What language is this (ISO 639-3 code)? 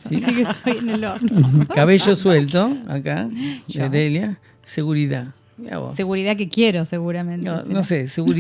spa